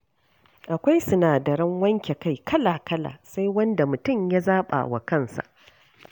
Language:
Hausa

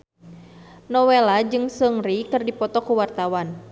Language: Sundanese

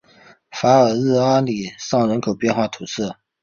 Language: Chinese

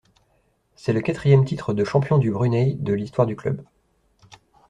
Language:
French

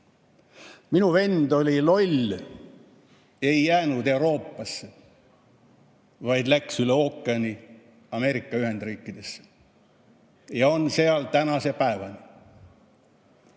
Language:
Estonian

